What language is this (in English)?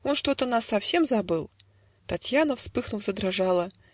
Russian